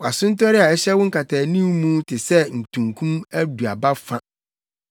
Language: Akan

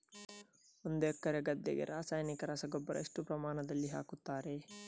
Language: Kannada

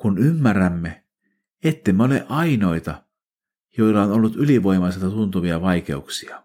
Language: Finnish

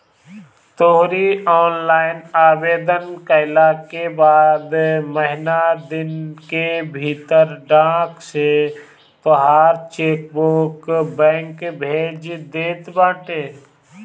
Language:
Bhojpuri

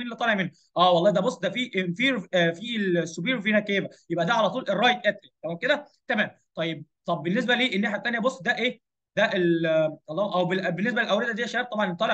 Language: Arabic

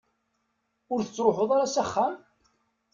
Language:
Kabyle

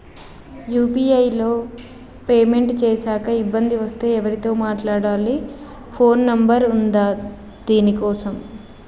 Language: Telugu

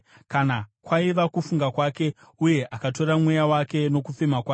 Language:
Shona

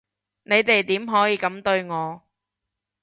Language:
Cantonese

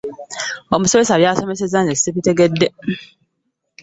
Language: Ganda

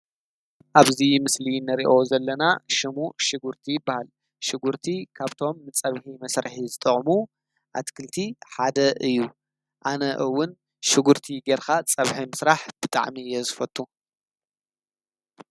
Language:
Tigrinya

